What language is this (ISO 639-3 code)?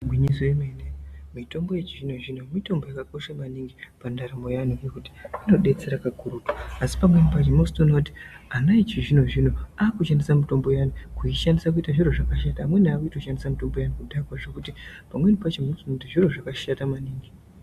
ndc